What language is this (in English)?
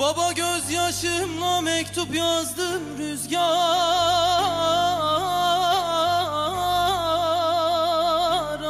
Turkish